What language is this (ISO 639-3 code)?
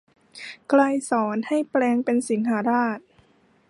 tha